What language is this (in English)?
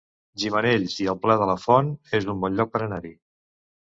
Catalan